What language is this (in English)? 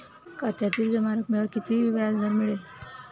Marathi